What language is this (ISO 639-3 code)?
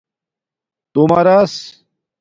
dmk